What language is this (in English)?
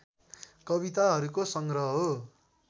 Nepali